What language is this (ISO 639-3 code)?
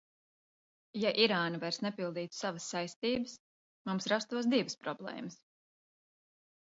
lav